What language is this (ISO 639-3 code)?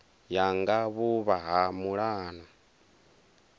ven